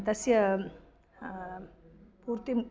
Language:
Sanskrit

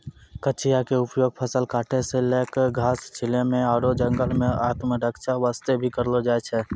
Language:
Maithili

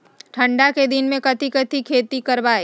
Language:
Magahi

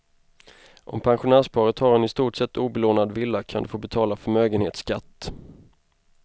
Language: Swedish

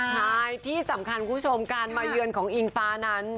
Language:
Thai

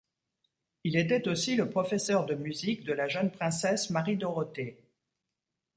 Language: French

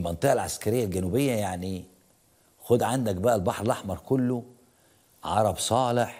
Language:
Arabic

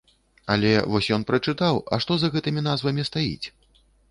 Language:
Belarusian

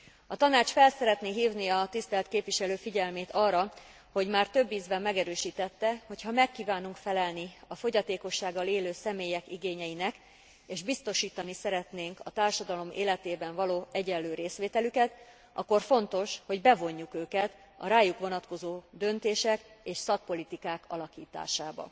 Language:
Hungarian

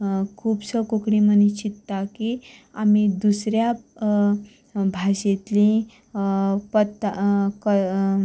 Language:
Konkani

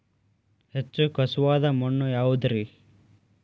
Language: Kannada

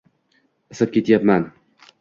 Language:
Uzbek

